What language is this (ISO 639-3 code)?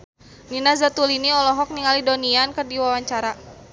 sun